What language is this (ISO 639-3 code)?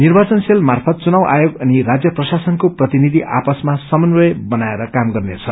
nep